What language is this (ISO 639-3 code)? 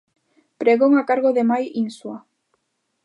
glg